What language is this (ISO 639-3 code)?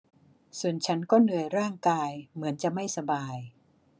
tha